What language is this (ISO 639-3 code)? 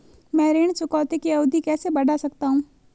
hin